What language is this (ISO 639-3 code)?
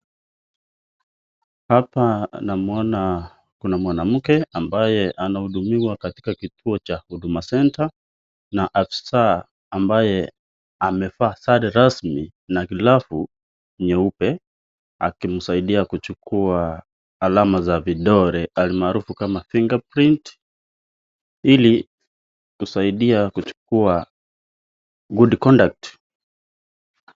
swa